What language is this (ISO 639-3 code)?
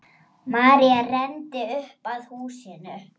isl